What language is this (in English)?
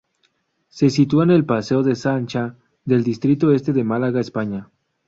Spanish